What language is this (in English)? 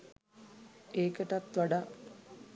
Sinhala